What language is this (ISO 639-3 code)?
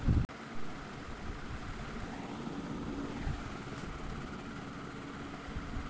tel